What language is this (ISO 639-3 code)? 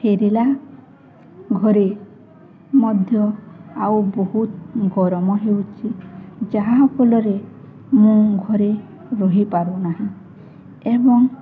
ori